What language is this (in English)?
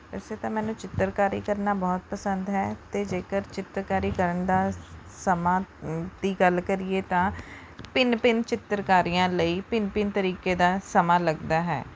Punjabi